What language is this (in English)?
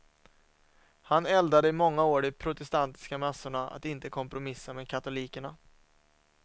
Swedish